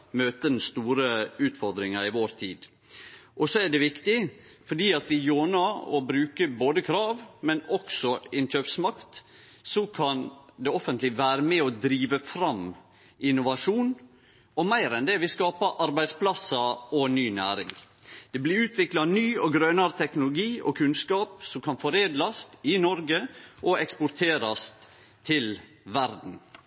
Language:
Norwegian Nynorsk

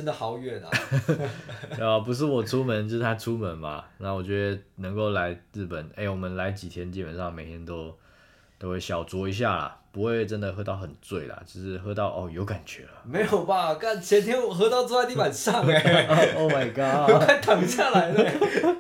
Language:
Chinese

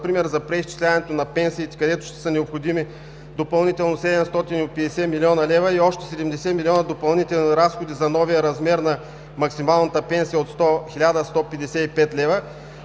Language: Bulgarian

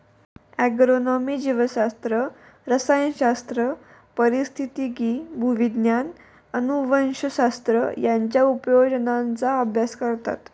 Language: Marathi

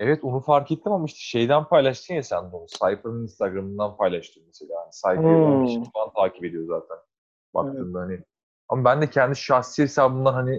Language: Turkish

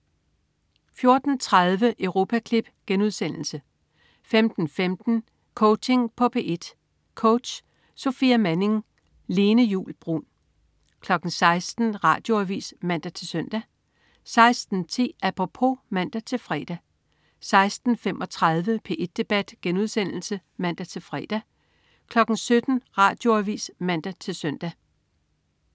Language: Danish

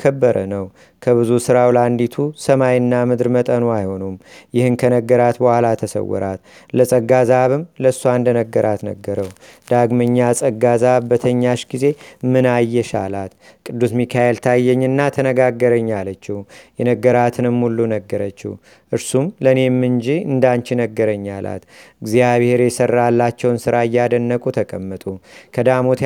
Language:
Amharic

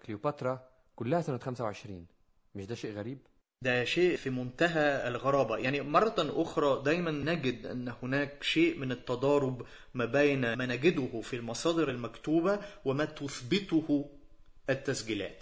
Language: Arabic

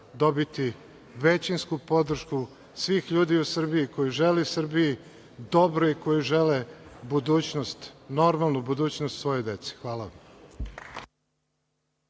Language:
Serbian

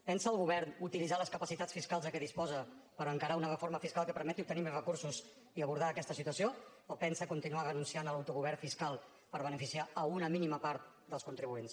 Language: Catalan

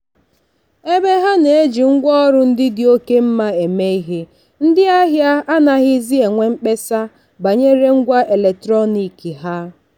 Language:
Igbo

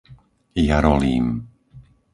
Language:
Slovak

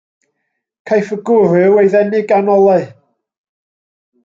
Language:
Welsh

